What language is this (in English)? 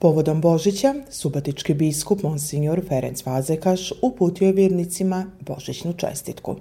Croatian